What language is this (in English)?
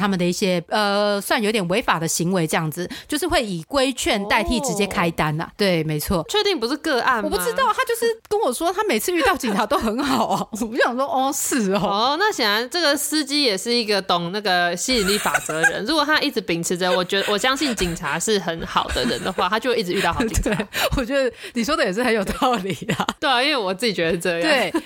Chinese